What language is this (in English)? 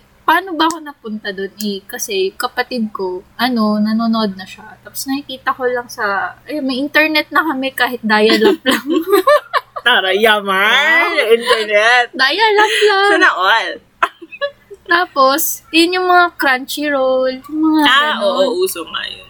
Filipino